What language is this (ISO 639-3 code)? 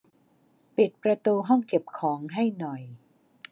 tha